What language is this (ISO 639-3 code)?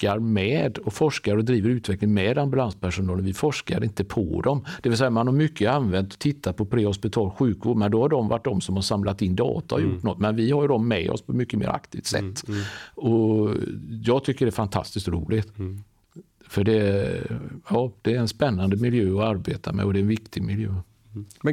swe